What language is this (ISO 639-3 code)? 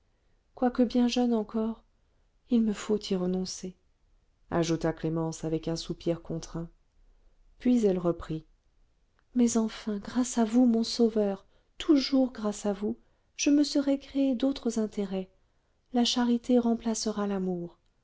fra